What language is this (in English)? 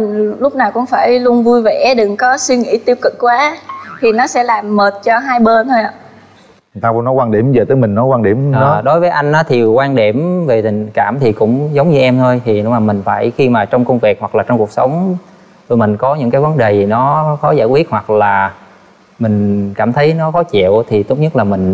Vietnamese